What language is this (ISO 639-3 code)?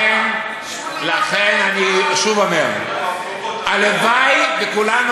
heb